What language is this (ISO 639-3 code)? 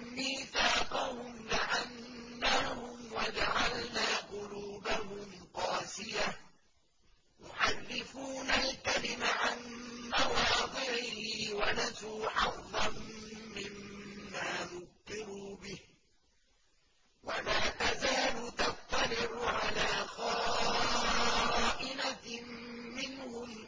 ara